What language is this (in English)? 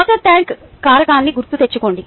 Telugu